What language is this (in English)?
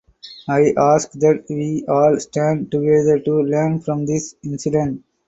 English